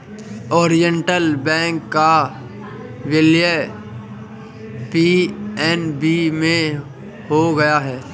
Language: Hindi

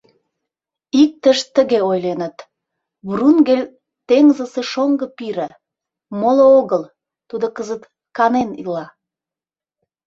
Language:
Mari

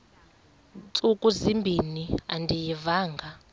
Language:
Xhosa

